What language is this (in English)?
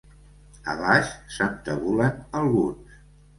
Catalan